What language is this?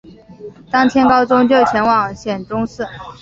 Chinese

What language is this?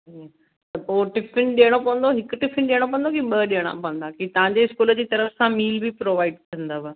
Sindhi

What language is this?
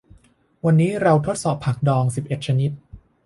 Thai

